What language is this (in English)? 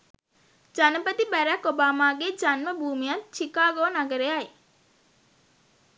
Sinhala